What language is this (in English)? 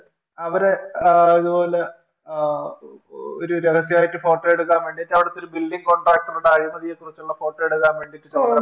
Malayalam